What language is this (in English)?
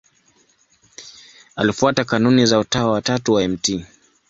Swahili